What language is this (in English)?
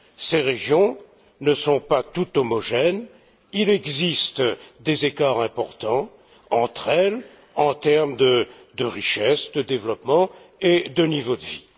French